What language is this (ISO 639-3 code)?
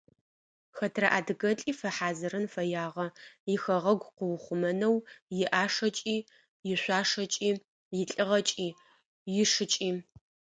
ady